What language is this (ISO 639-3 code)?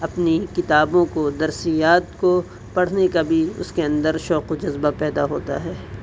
urd